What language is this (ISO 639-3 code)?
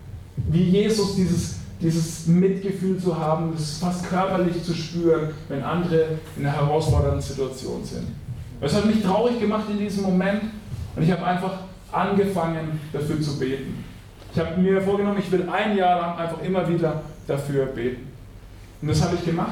deu